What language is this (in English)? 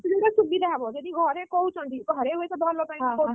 Odia